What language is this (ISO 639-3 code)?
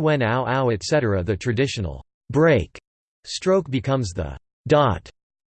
eng